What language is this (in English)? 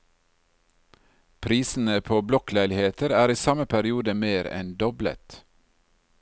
Norwegian